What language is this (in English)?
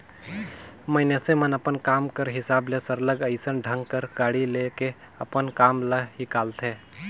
Chhattisgarhi